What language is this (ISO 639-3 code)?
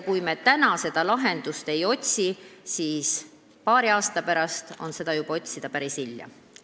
est